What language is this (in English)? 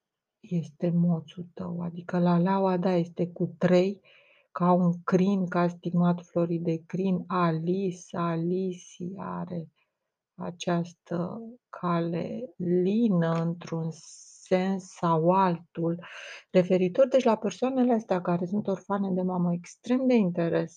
Romanian